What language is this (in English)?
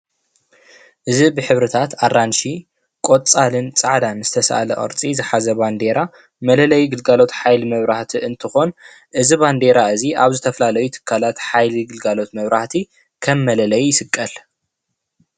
Tigrinya